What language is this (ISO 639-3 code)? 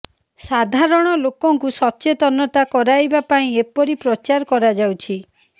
ori